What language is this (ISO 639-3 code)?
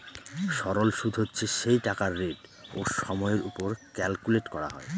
ben